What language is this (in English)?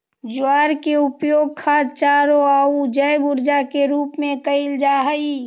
Magahi